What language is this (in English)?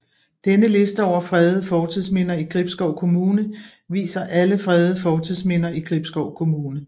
Danish